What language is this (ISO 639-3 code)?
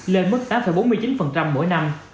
vie